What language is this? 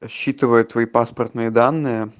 Russian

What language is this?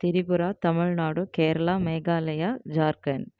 Tamil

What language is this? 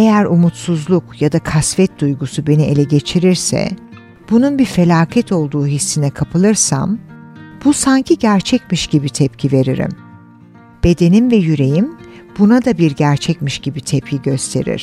Turkish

